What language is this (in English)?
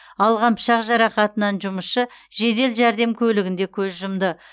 Kazakh